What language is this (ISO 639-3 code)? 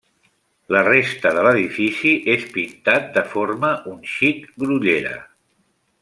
cat